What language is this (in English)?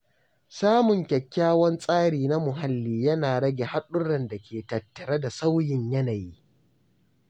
Hausa